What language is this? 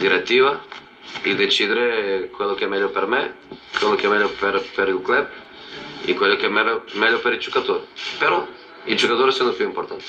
Italian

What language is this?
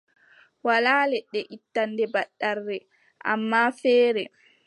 Adamawa Fulfulde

